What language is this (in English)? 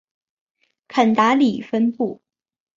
Chinese